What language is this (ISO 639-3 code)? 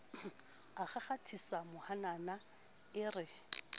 sot